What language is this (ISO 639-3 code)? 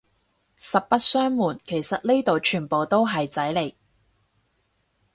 yue